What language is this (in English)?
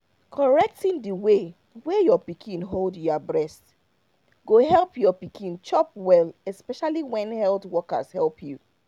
Nigerian Pidgin